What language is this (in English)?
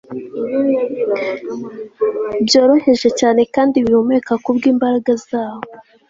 Kinyarwanda